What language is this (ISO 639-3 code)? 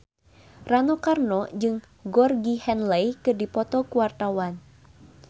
sun